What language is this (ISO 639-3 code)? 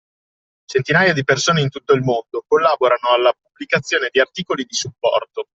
ita